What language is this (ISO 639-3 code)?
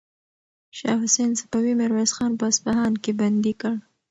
pus